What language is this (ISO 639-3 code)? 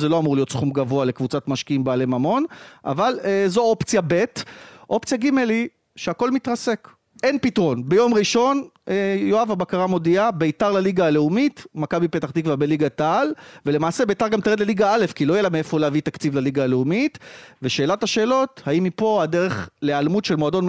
heb